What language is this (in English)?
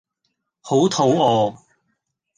Cantonese